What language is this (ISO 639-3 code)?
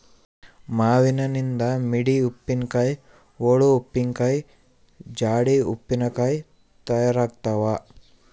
kan